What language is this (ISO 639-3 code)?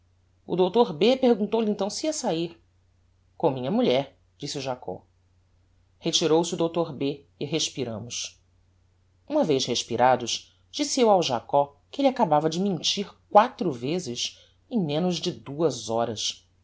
por